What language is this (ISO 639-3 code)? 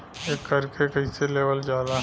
bho